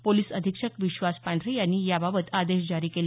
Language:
Marathi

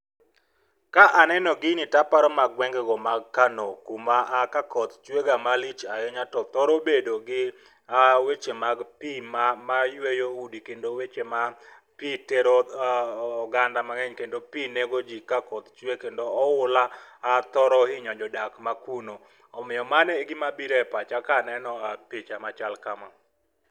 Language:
Luo (Kenya and Tanzania)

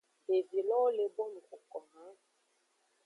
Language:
Aja (Benin)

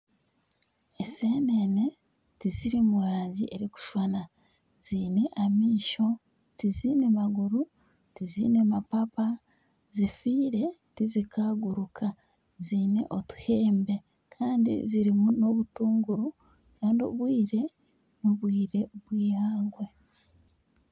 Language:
Nyankole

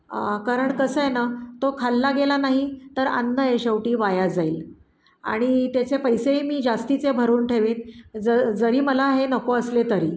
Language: Marathi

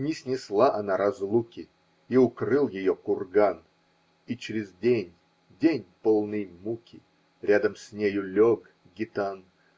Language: Russian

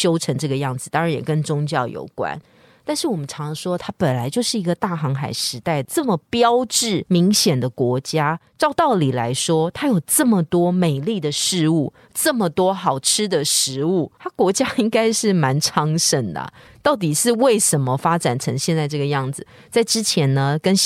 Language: Chinese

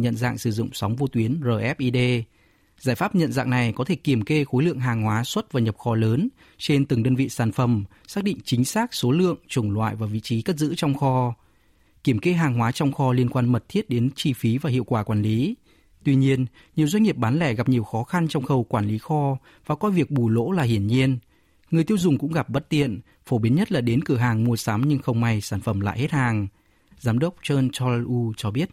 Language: Vietnamese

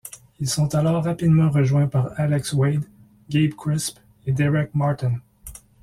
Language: French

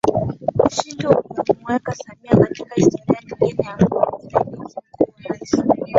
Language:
Swahili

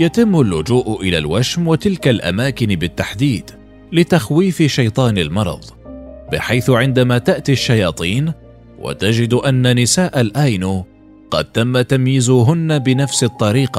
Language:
Arabic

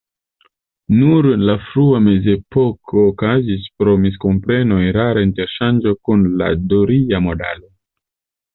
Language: Esperanto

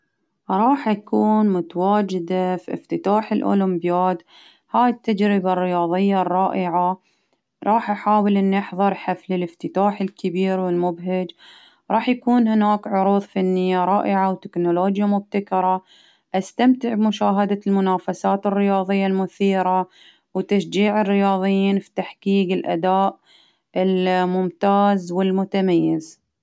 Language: Baharna Arabic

